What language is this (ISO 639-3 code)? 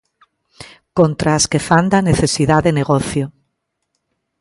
glg